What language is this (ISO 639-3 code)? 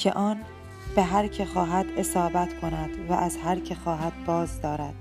fas